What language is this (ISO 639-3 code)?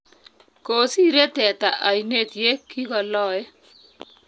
kln